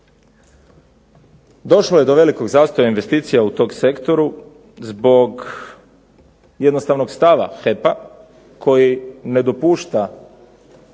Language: Croatian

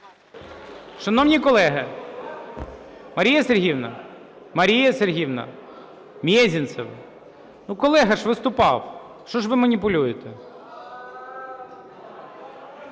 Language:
Ukrainian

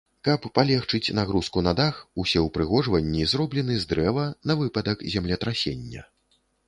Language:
Belarusian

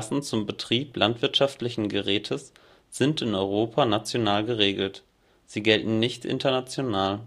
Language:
German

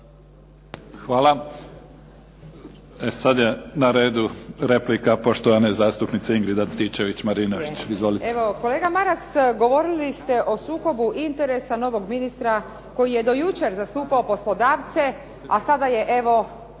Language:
Croatian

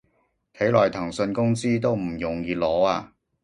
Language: Cantonese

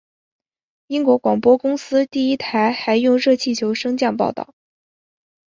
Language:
Chinese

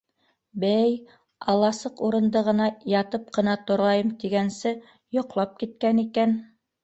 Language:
Bashkir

